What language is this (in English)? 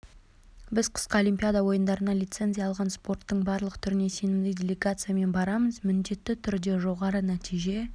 Kazakh